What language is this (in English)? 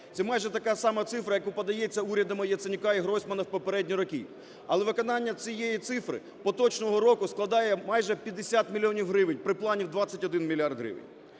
Ukrainian